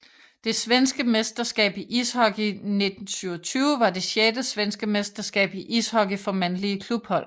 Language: Danish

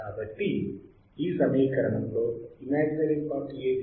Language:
Telugu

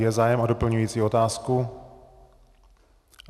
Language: Czech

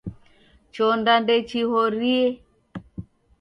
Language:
Taita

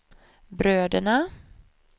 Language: Swedish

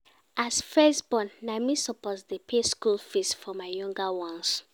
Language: Nigerian Pidgin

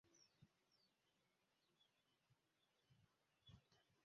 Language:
Ganda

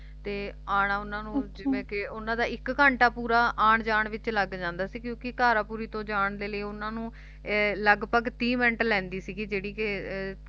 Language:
Punjabi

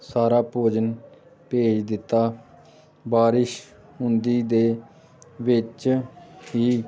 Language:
Punjabi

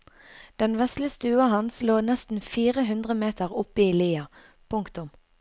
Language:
Norwegian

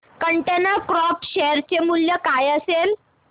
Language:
Marathi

